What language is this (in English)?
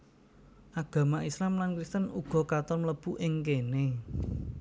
Javanese